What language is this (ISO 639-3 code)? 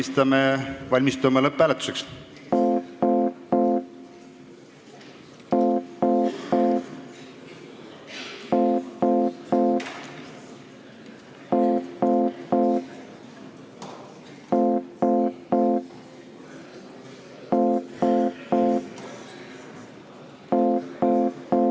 est